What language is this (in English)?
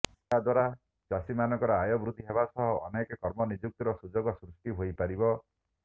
Odia